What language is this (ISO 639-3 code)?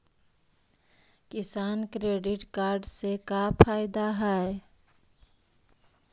mag